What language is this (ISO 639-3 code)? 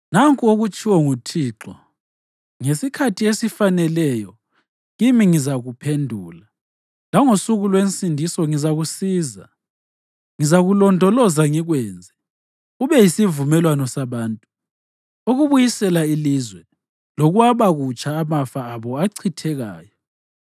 nde